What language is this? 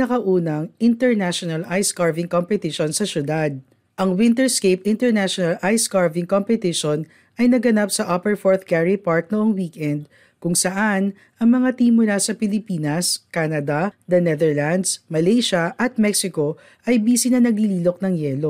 Filipino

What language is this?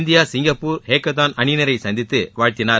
Tamil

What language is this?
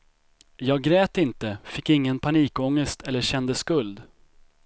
Swedish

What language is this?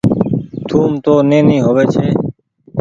Goaria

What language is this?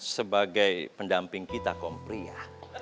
Indonesian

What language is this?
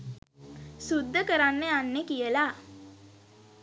Sinhala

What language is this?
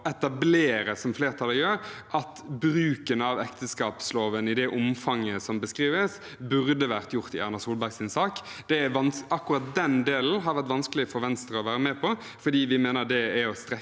Norwegian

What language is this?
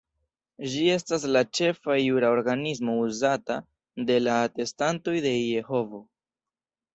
Esperanto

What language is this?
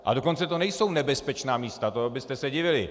Czech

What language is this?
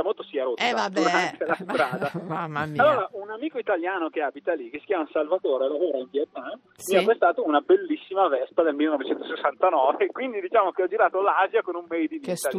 Italian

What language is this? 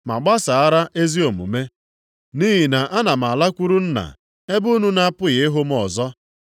Igbo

